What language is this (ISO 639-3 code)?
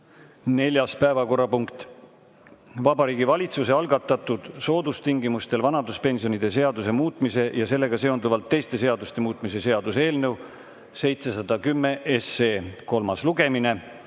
est